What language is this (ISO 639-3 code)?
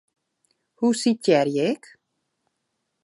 fry